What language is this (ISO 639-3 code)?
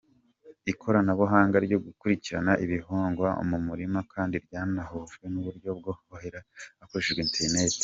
kin